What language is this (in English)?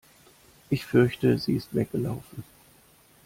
German